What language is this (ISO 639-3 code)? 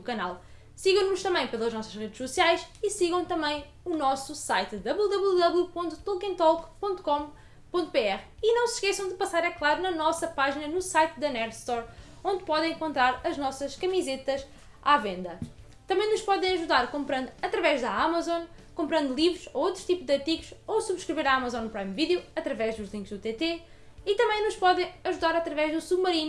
por